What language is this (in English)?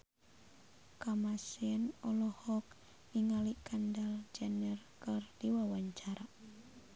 Sundanese